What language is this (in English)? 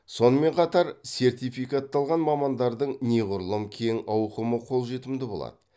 Kazakh